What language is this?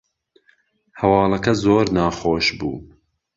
Central Kurdish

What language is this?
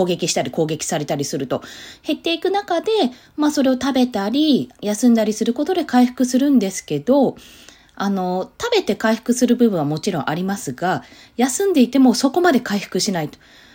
Japanese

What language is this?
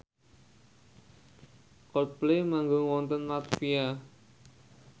Javanese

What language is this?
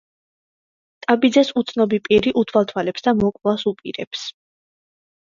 Georgian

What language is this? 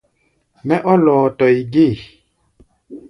Gbaya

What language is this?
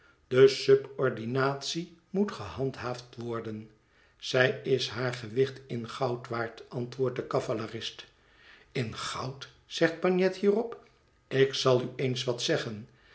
Dutch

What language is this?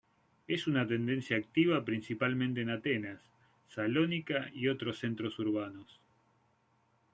Spanish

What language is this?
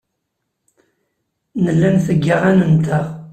Kabyle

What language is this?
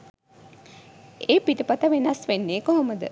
Sinhala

